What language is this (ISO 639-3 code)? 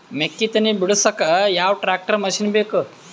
kan